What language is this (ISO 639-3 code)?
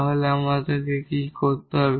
ben